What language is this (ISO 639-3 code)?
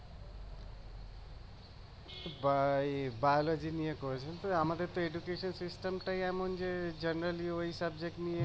ben